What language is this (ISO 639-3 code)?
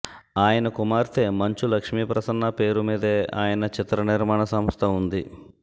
tel